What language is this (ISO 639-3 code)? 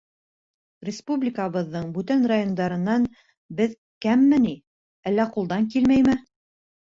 bak